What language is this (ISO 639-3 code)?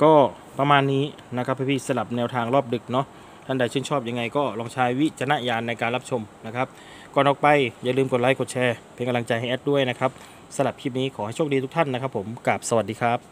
tha